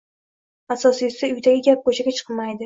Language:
Uzbek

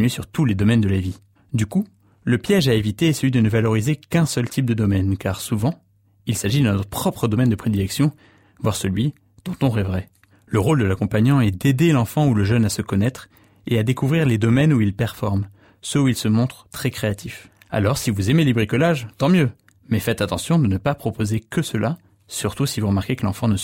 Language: French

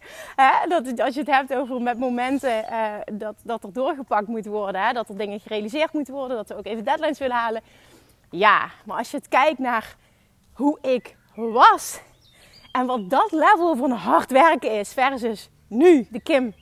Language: Dutch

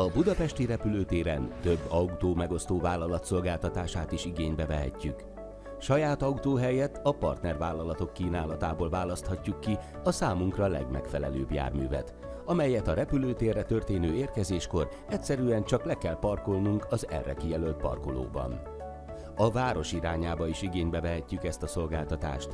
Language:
Hungarian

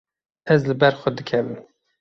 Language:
Kurdish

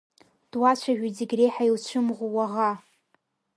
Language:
Abkhazian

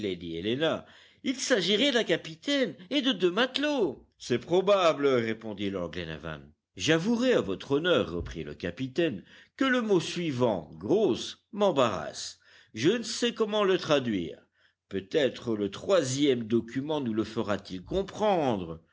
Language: French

